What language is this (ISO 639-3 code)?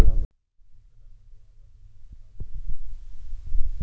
mar